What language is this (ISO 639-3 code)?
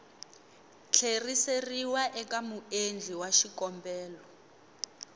tso